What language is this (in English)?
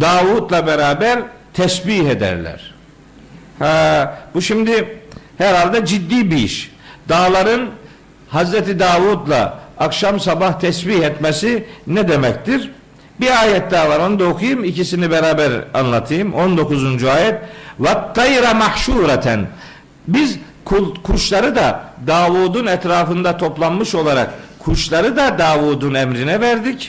Turkish